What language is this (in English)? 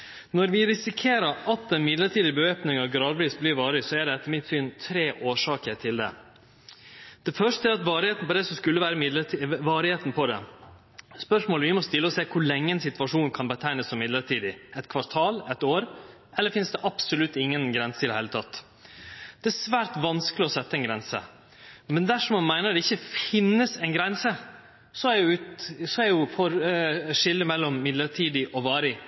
Norwegian Nynorsk